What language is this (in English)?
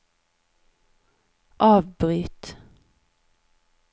Norwegian